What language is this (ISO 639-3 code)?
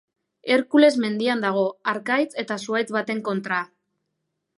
eus